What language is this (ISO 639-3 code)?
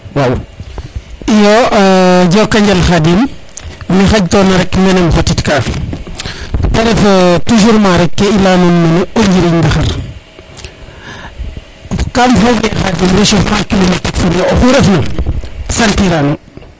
srr